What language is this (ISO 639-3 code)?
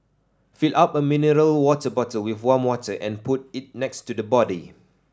eng